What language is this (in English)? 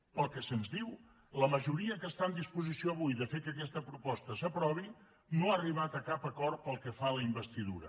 Catalan